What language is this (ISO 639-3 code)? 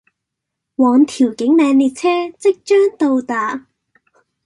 yue